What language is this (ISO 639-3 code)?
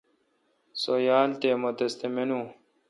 xka